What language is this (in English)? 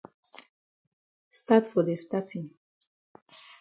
Cameroon Pidgin